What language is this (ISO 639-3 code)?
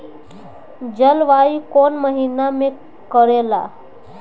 bho